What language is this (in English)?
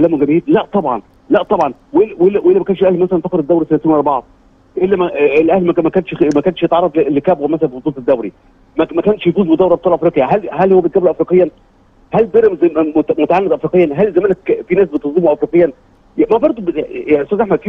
Arabic